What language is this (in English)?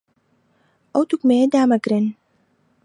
Central Kurdish